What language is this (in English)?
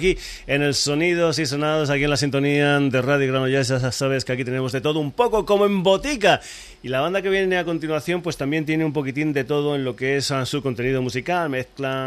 Spanish